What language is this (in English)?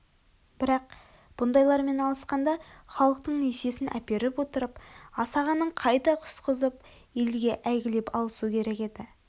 Kazakh